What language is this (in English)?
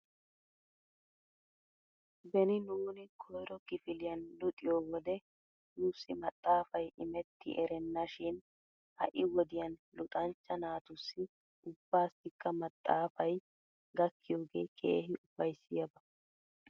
Wolaytta